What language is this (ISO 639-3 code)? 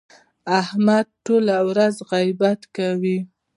pus